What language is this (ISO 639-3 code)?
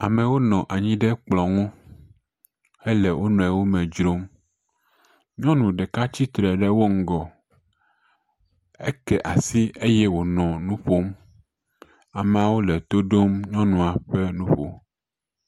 ewe